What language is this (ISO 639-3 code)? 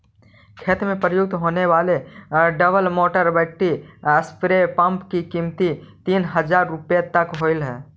mag